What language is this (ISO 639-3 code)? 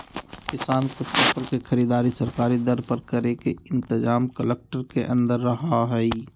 mag